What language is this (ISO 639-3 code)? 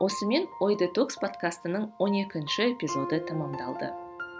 kaz